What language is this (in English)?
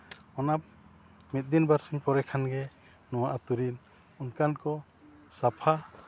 Santali